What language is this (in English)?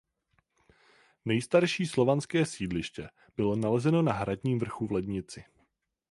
Czech